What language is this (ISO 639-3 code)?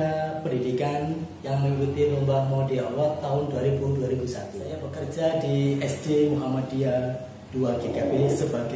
ind